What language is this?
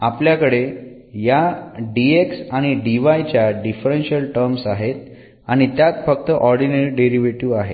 Marathi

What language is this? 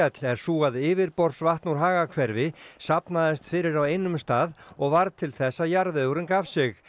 Icelandic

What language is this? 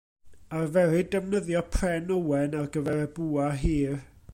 Welsh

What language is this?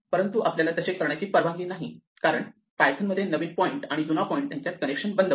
Marathi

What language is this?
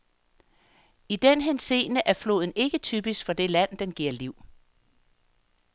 Danish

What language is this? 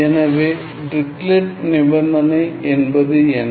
Tamil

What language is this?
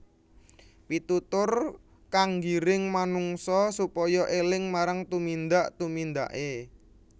Javanese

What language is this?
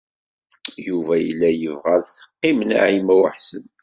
Kabyle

